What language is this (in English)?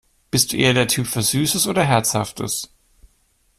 German